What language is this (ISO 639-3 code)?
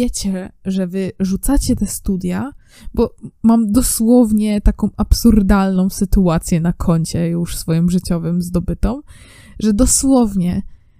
pol